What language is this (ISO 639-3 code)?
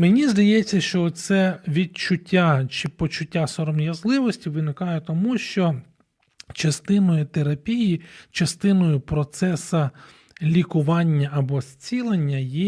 ukr